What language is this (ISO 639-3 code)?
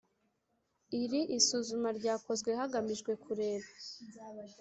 kin